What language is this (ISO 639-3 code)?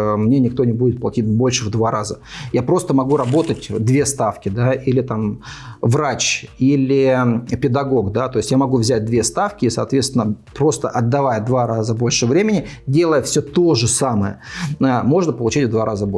rus